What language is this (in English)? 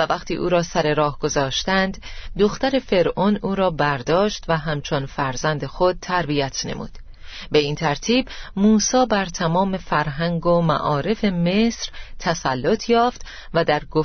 Persian